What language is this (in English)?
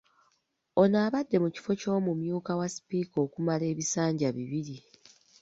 Ganda